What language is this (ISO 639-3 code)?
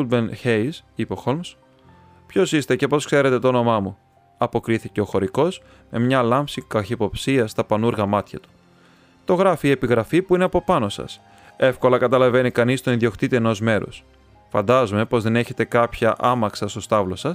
ell